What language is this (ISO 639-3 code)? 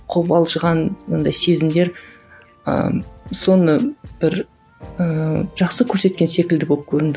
kaz